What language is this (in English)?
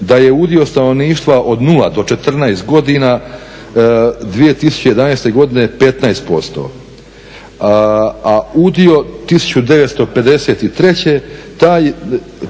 Croatian